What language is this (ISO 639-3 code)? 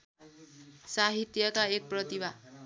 nep